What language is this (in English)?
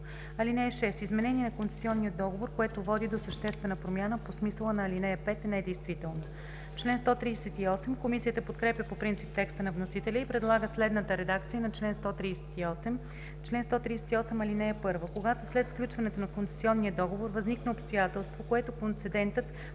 Bulgarian